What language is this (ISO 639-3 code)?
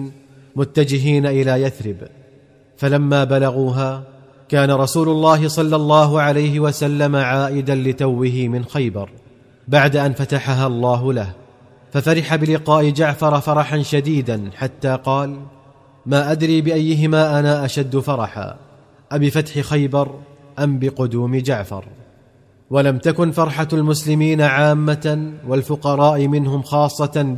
ara